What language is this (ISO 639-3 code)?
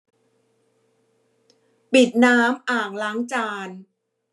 tha